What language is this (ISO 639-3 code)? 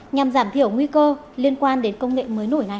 vie